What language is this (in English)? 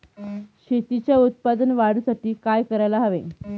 Marathi